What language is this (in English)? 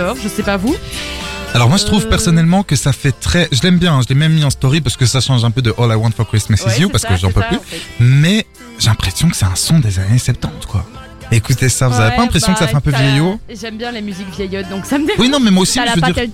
French